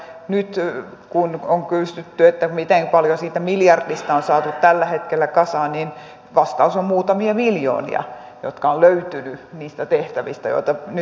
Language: Finnish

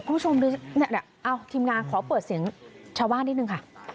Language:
Thai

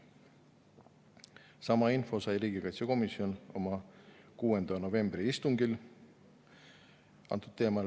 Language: Estonian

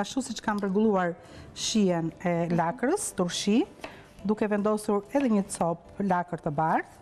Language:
Romanian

